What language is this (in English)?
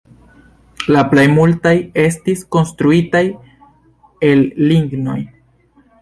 Esperanto